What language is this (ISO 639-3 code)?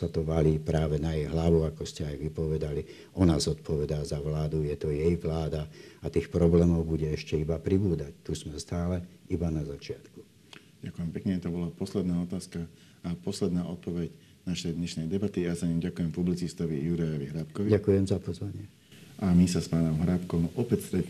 slk